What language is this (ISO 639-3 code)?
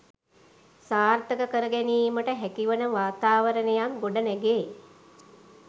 sin